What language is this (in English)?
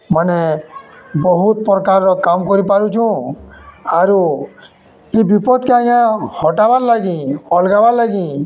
Odia